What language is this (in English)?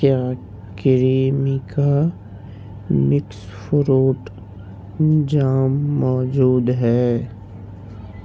Urdu